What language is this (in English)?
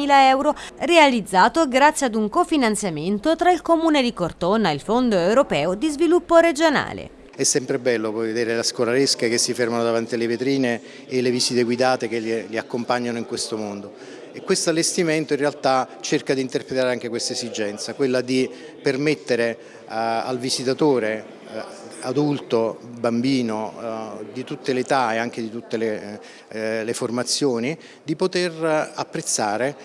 Italian